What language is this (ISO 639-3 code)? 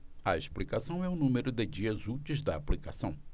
por